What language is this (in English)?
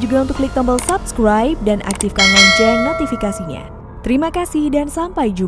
Indonesian